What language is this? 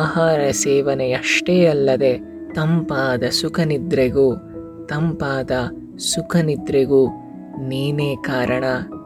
Kannada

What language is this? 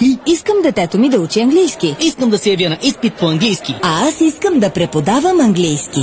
Bulgarian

